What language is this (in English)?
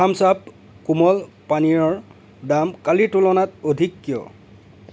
Assamese